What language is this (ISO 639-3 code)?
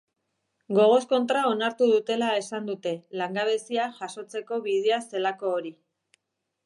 eus